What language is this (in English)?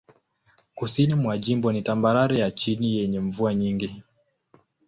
Swahili